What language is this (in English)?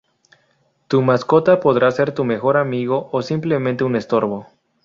Spanish